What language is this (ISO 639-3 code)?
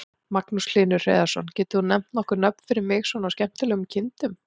isl